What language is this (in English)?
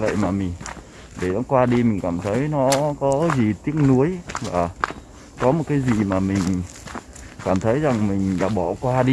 Vietnamese